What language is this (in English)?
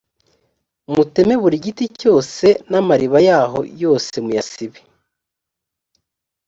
Kinyarwanda